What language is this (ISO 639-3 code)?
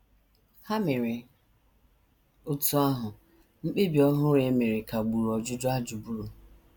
ibo